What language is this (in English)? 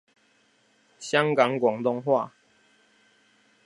Chinese